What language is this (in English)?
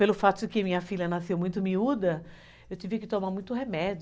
Portuguese